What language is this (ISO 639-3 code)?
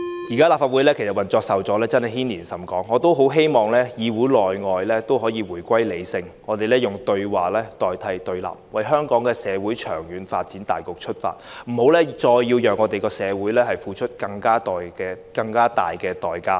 yue